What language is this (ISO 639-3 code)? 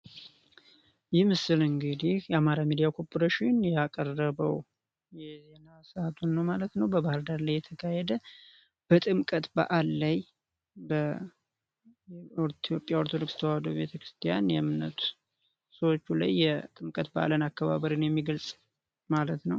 amh